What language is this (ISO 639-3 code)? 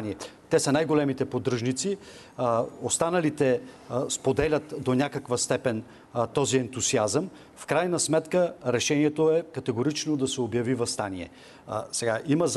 bul